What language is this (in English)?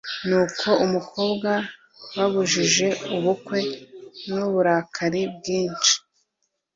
Kinyarwanda